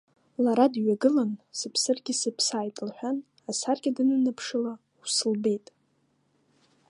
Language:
Abkhazian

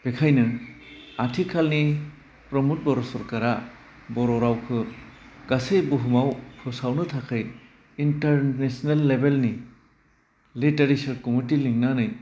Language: Bodo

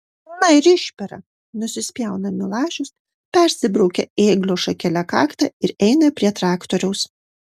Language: Lithuanian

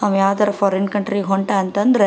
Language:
Kannada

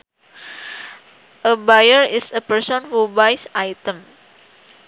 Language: Sundanese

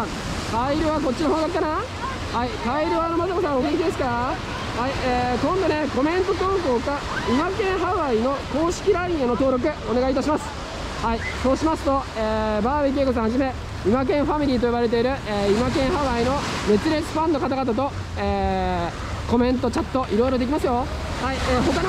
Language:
Japanese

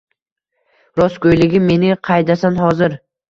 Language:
Uzbek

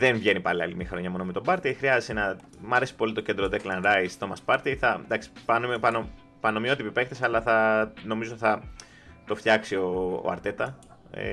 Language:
Greek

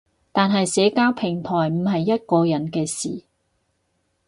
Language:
Cantonese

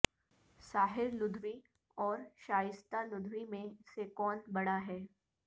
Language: Urdu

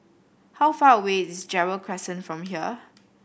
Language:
English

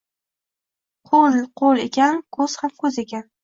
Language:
Uzbek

